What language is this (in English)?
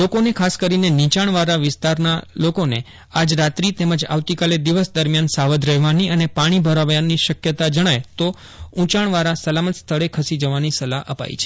Gujarati